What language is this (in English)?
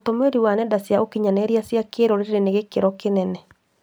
Kikuyu